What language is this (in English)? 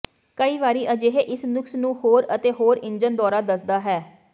Punjabi